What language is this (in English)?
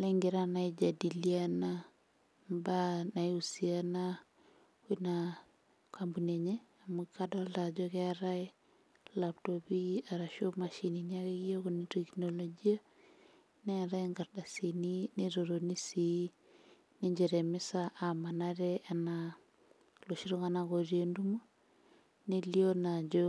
Masai